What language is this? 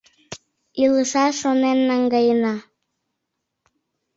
Mari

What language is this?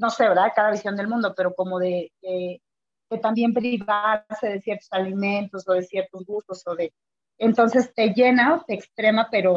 Spanish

